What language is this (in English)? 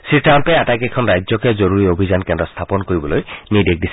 Assamese